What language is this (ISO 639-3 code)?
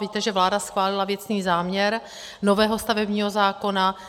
ces